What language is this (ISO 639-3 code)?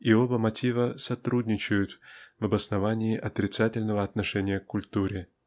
rus